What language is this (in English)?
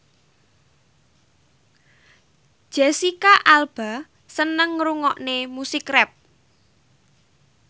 Javanese